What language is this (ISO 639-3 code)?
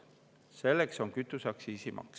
est